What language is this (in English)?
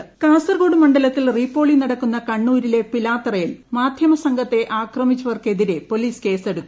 Malayalam